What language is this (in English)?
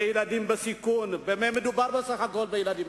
Hebrew